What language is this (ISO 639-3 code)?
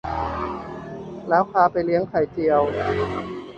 tha